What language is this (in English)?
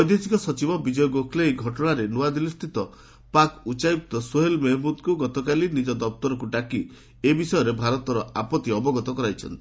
Odia